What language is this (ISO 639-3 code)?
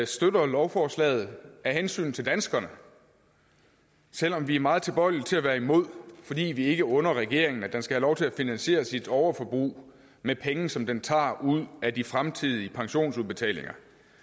dan